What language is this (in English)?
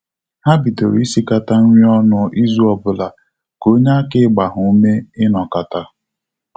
Igbo